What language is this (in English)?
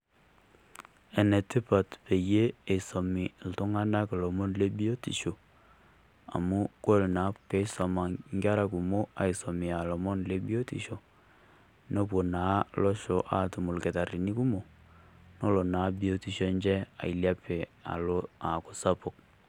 Masai